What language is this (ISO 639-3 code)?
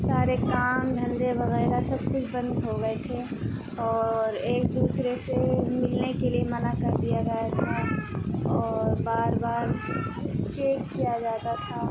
urd